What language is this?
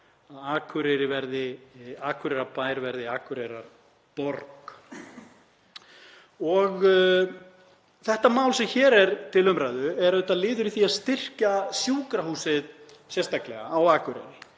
Icelandic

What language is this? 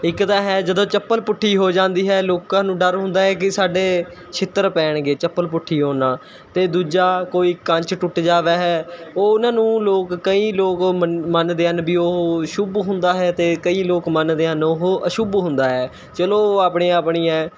Punjabi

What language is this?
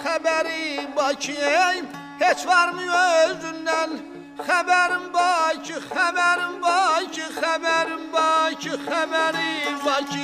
Turkish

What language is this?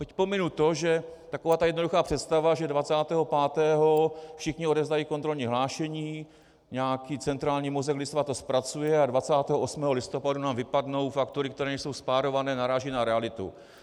Czech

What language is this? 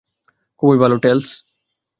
Bangla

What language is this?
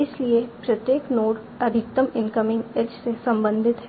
Hindi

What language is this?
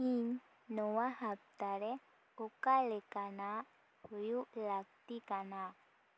Santali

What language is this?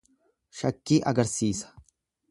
Oromo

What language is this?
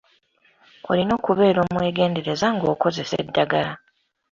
Ganda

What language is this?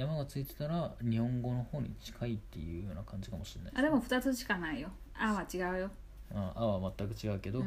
Japanese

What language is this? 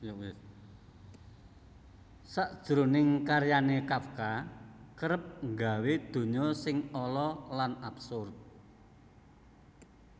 Javanese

